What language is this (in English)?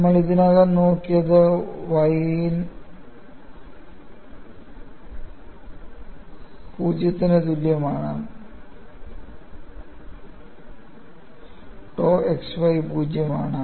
Malayalam